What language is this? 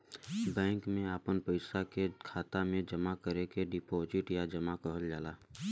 Bhojpuri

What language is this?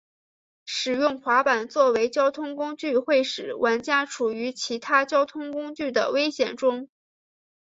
Chinese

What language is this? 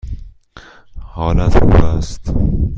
Persian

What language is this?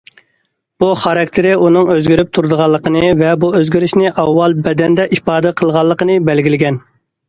Uyghur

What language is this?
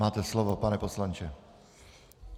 Czech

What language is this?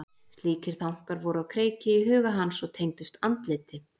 Icelandic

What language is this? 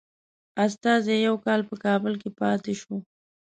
Pashto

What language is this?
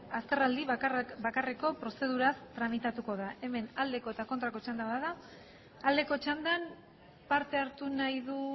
Basque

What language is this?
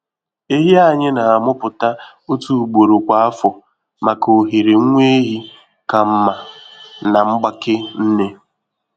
Igbo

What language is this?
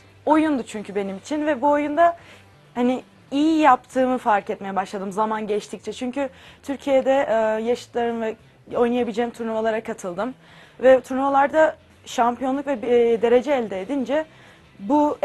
Turkish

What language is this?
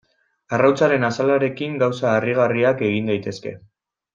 Basque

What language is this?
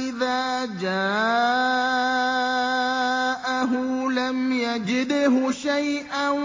Arabic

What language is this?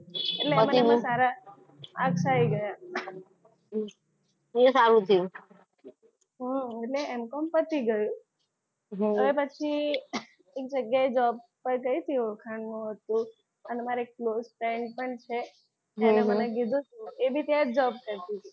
Gujarati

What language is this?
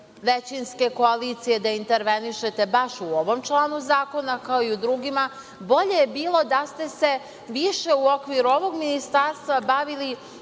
Serbian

